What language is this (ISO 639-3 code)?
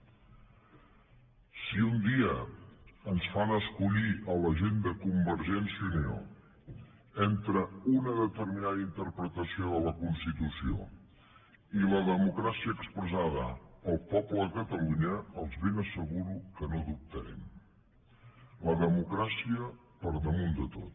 cat